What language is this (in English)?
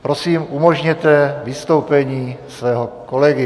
Czech